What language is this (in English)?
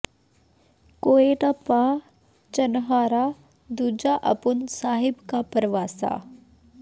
Punjabi